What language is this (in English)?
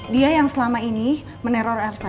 Indonesian